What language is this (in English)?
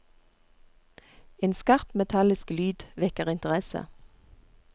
Norwegian